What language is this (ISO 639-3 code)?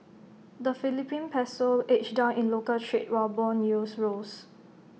eng